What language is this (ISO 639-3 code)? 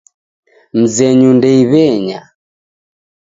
dav